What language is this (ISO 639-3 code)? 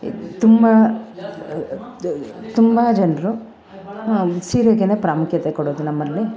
kan